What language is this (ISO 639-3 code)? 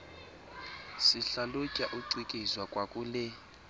xho